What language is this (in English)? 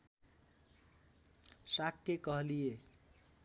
Nepali